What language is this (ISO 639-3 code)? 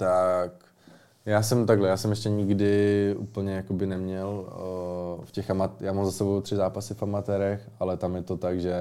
ces